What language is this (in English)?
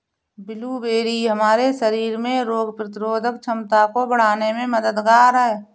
Hindi